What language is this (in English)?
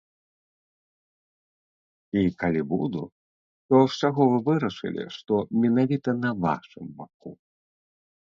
Belarusian